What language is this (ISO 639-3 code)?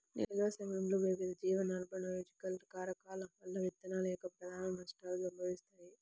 tel